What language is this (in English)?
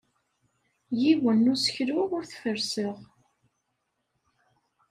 Kabyle